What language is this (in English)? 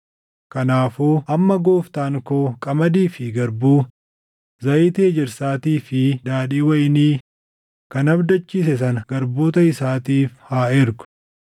Oromo